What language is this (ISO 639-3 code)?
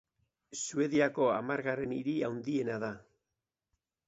eus